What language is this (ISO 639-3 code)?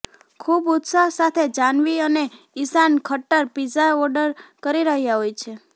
guj